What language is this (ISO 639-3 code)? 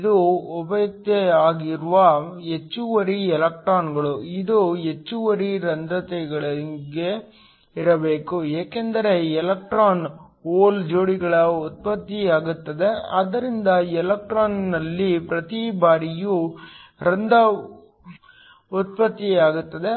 kan